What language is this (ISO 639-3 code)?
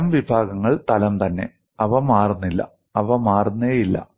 mal